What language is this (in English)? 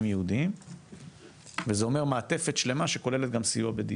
Hebrew